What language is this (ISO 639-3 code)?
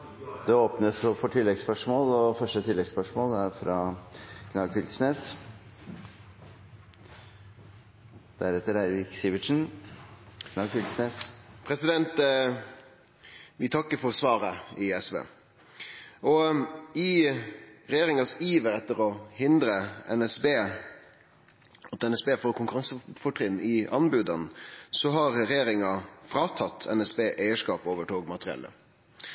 nor